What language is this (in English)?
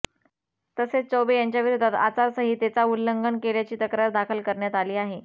Marathi